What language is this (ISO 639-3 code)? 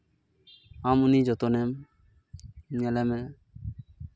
sat